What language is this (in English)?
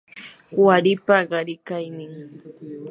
Yanahuanca Pasco Quechua